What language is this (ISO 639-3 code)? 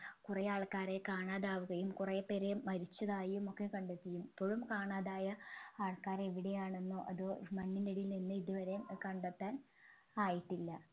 mal